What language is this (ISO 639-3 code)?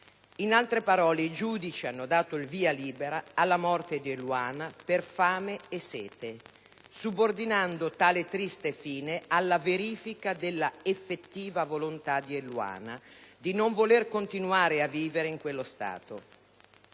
ita